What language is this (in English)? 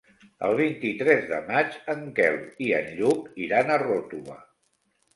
Catalan